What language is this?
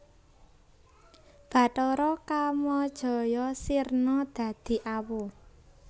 Javanese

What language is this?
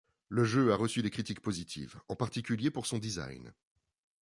French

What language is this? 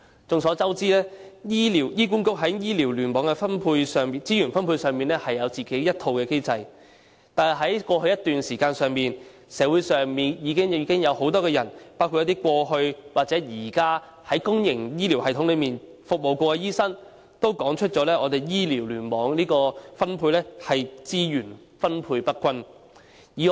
Cantonese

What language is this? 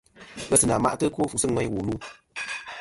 Kom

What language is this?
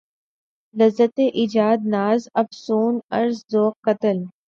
Urdu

